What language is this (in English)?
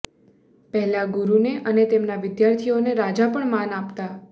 Gujarati